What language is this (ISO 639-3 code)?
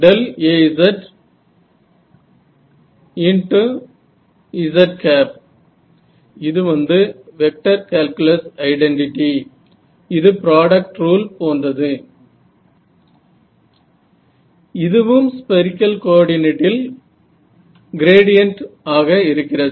tam